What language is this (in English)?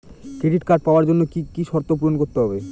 Bangla